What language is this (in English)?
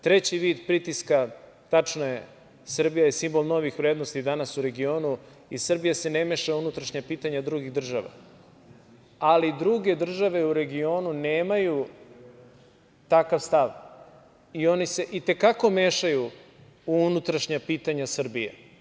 Serbian